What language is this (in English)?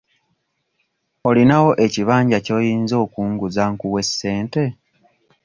Ganda